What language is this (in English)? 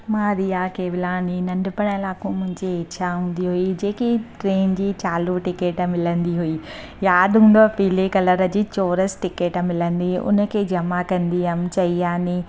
Sindhi